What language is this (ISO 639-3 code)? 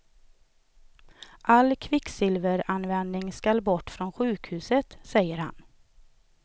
swe